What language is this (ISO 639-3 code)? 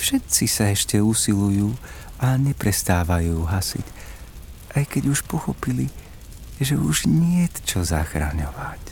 slk